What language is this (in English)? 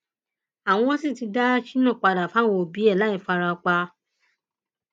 Yoruba